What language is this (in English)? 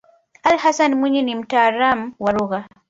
Swahili